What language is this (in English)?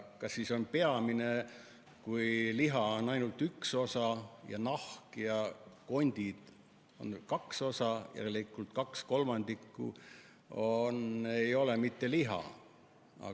Estonian